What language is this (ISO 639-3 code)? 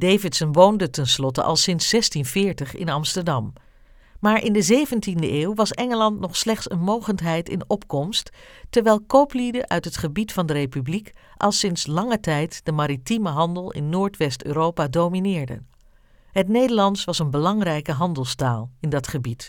nld